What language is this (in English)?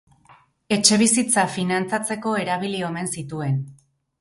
Basque